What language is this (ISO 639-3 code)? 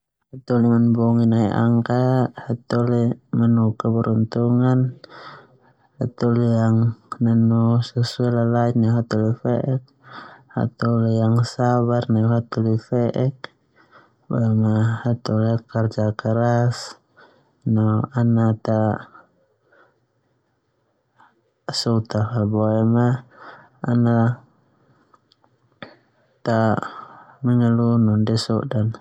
twu